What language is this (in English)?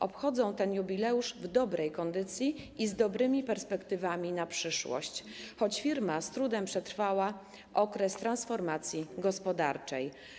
Polish